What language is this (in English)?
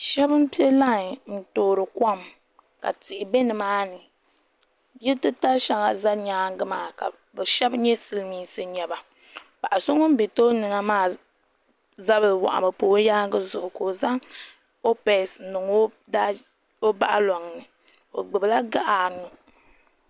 Dagbani